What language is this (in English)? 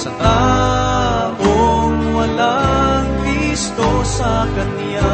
Filipino